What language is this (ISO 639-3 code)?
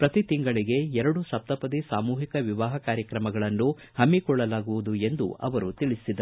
kan